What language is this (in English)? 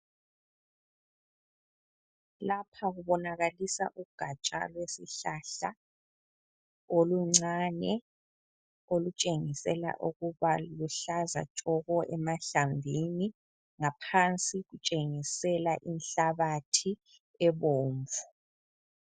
North Ndebele